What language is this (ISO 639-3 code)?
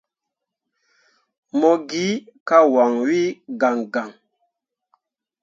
mua